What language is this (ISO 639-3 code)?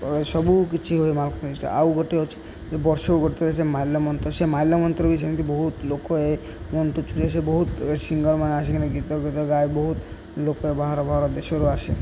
ori